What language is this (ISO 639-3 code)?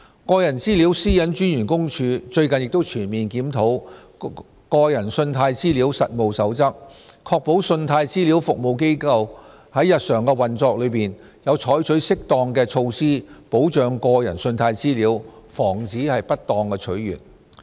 yue